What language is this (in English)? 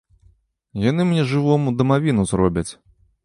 Belarusian